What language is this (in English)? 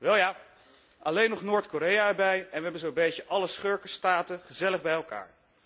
Dutch